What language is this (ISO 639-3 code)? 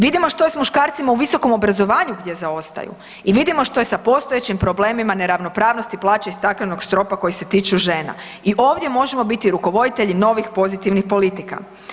hrv